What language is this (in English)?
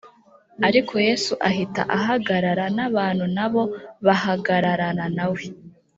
Kinyarwanda